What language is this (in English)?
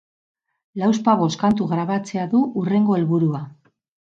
Basque